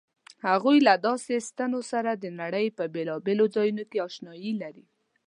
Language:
Pashto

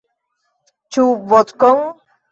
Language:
Esperanto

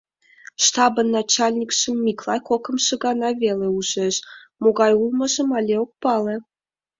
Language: Mari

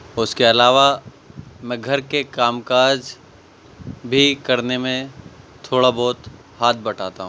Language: Urdu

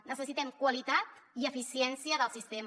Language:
Catalan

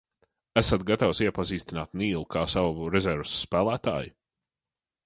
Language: Latvian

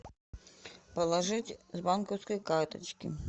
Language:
Russian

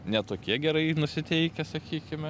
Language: Lithuanian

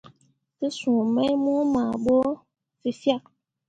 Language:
Mundang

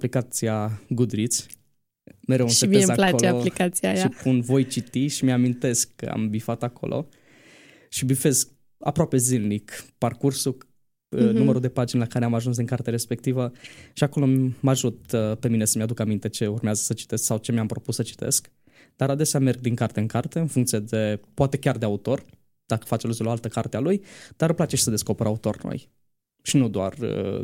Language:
Romanian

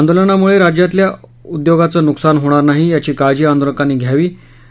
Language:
Marathi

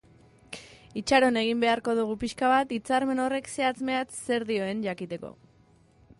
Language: Basque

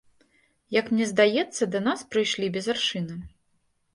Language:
Belarusian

